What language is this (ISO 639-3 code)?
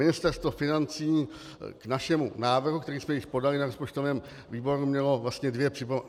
ces